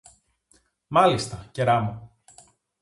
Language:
Greek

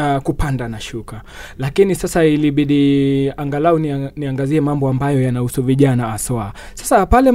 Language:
Swahili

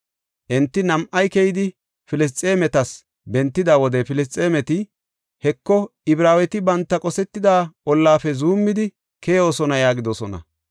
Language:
Gofa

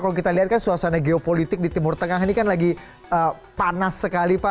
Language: Indonesian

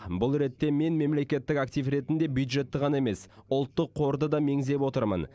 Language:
Kazakh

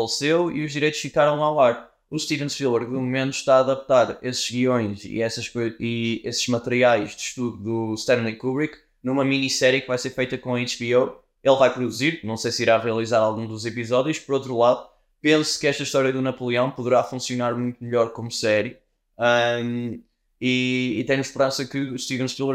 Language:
Portuguese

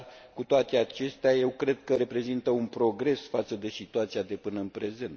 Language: Romanian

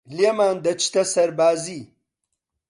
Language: Central Kurdish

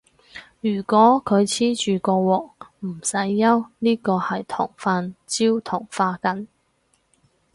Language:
Cantonese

